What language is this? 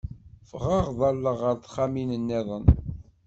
Kabyle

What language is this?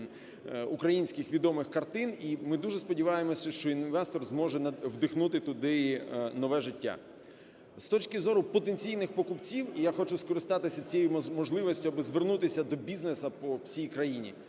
Ukrainian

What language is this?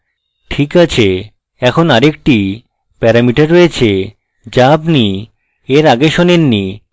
Bangla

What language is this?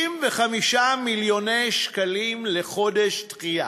Hebrew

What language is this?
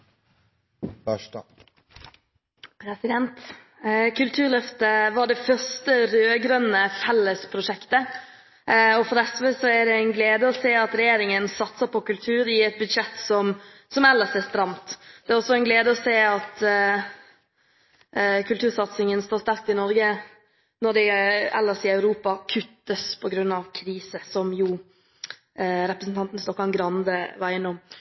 Norwegian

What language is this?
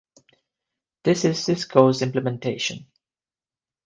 English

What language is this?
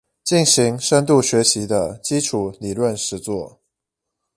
Chinese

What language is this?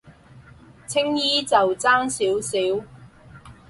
Cantonese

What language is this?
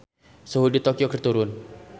Sundanese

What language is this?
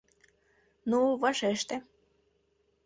Mari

